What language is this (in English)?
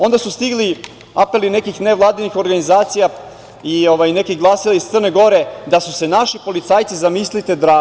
Serbian